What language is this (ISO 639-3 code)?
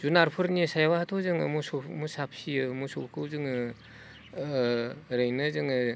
brx